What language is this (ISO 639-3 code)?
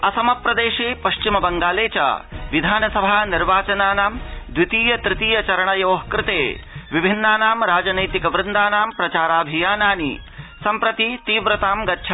san